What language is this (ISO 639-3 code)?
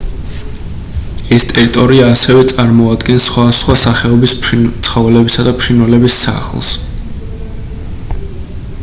kat